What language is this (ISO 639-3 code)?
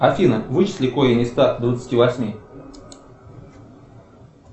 rus